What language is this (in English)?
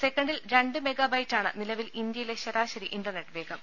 Malayalam